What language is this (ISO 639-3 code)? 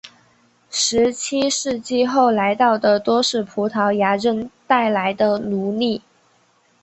zho